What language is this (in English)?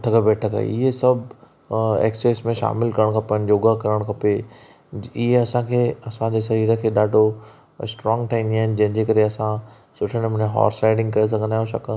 Sindhi